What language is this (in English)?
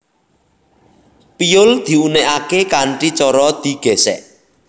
Javanese